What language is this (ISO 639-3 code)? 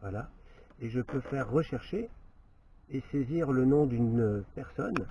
fra